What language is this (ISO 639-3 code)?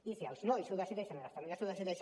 cat